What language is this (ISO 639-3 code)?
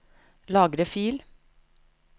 nor